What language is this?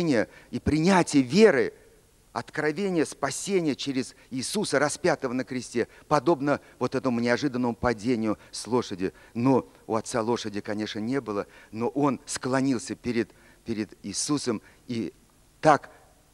Russian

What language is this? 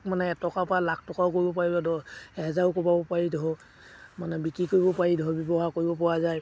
Assamese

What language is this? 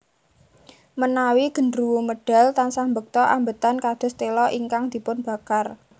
Javanese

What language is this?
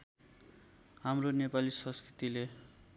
Nepali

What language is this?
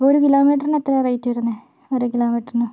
Malayalam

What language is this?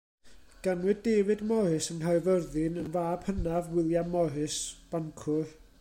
Welsh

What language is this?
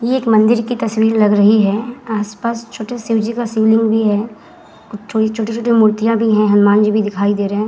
Hindi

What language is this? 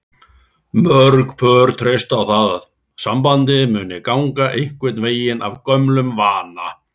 Icelandic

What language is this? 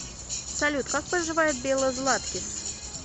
Russian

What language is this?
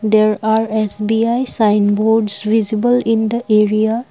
English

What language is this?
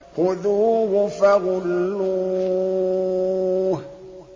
Arabic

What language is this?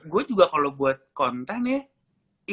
Indonesian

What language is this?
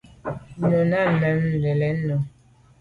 Medumba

